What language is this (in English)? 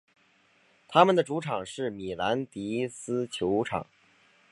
Chinese